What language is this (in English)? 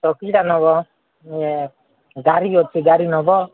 Odia